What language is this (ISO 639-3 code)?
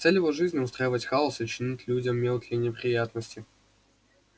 rus